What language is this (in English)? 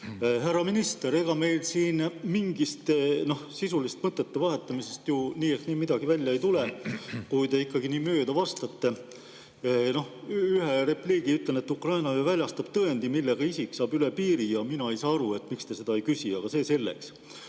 Estonian